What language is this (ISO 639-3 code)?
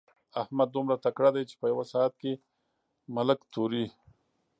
pus